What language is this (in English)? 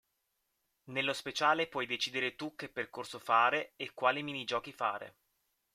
Italian